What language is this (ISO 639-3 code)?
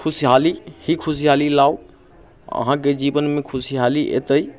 mai